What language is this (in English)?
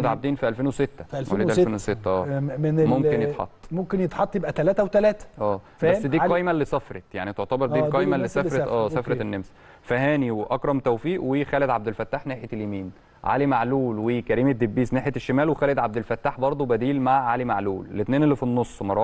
Arabic